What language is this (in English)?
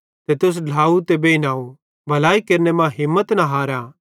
Bhadrawahi